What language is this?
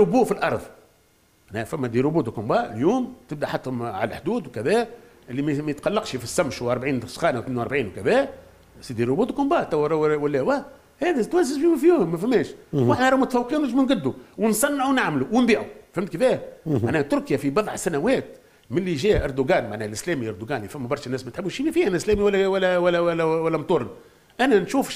Arabic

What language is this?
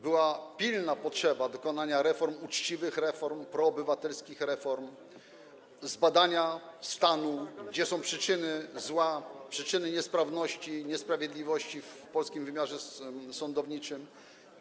Polish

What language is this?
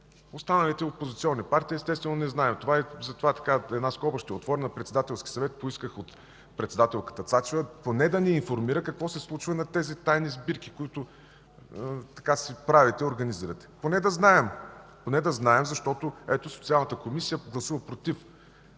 Bulgarian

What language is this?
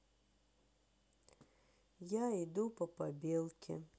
Russian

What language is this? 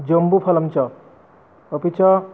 Sanskrit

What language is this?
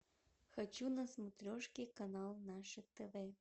Russian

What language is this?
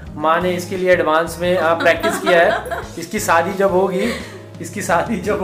Hindi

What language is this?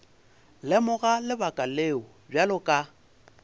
Northern Sotho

